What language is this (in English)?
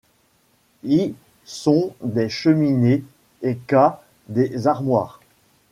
French